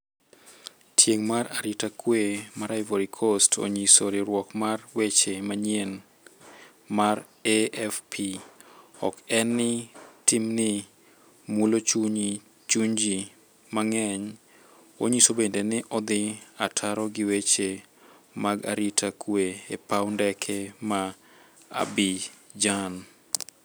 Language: Luo (Kenya and Tanzania)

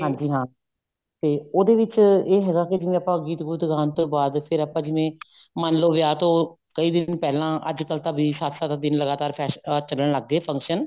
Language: Punjabi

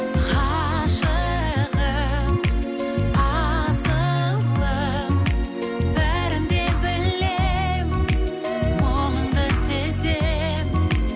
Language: Kazakh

